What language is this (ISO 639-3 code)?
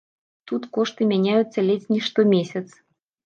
bel